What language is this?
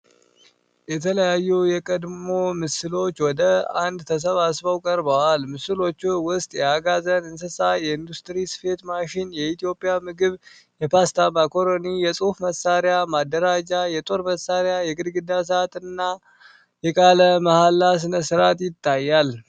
Amharic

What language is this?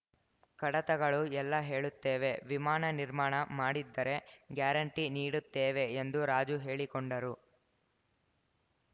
Kannada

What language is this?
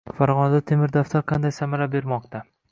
Uzbek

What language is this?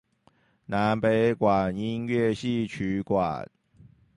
Chinese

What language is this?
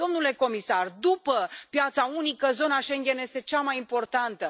Romanian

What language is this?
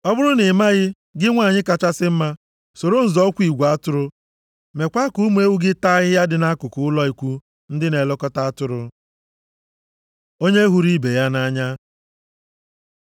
Igbo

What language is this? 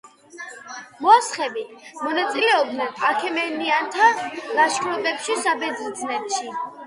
Georgian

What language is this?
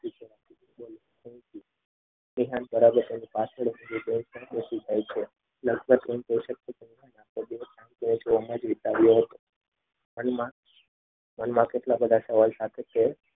Gujarati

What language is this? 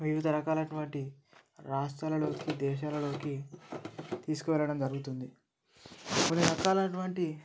Telugu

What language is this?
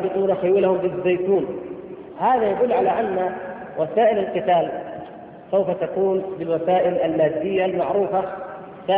Arabic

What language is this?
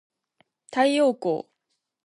Japanese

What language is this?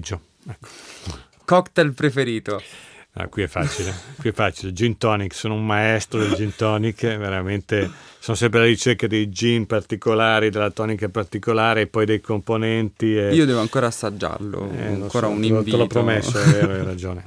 Italian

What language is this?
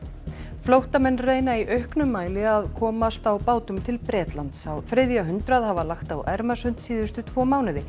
Icelandic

